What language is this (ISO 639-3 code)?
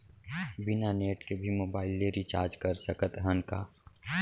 hne